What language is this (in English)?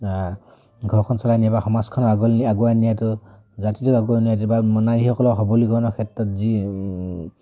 Assamese